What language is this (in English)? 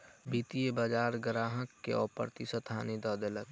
Maithili